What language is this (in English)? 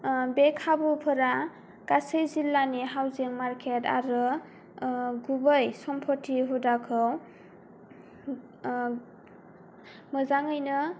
Bodo